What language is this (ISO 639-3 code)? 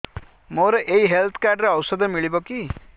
ori